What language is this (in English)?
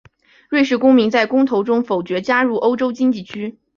Chinese